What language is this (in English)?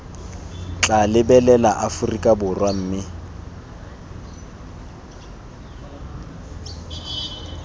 Tswana